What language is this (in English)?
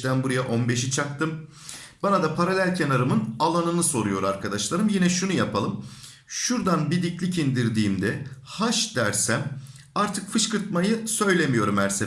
Turkish